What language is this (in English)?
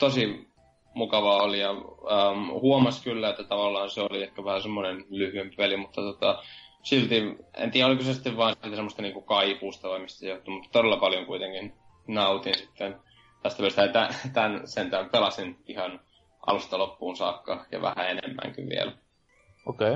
Finnish